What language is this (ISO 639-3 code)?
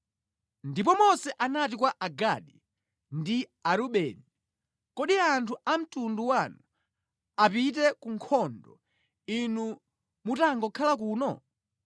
nya